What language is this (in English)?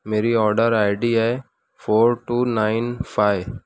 Urdu